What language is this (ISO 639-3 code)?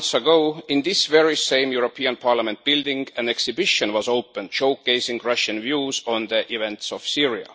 eng